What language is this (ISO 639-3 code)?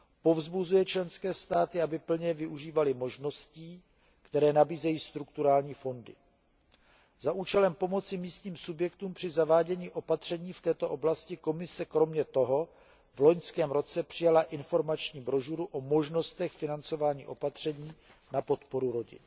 ces